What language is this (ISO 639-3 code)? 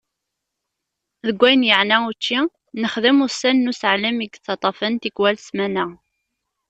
kab